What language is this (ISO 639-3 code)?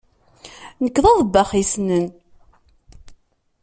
kab